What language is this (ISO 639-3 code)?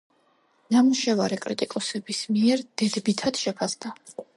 kat